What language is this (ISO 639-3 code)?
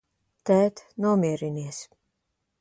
lav